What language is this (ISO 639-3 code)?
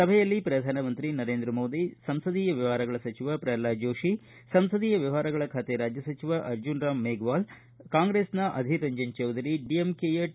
kan